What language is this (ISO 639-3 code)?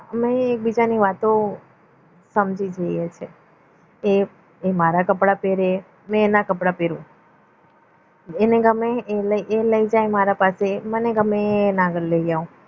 guj